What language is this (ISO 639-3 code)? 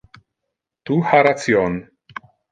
ina